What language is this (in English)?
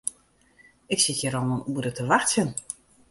Western Frisian